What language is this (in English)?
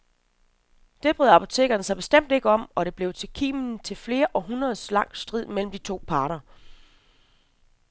Danish